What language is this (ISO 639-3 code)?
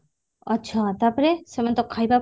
ori